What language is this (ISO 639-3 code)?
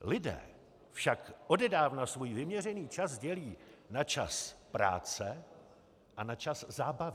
ces